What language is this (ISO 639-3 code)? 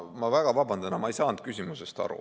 est